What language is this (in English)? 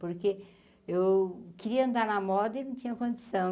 Portuguese